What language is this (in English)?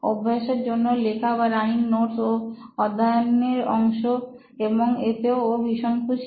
Bangla